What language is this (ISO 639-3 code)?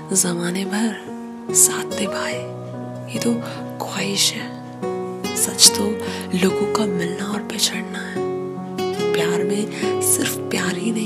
hin